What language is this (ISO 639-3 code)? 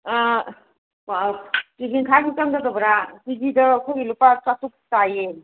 mni